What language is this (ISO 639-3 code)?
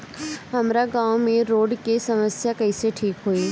bho